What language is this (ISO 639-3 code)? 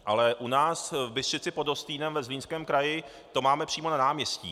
ces